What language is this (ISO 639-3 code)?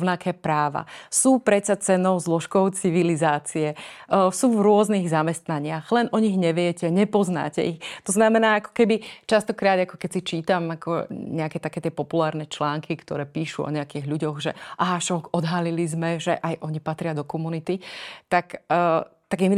slk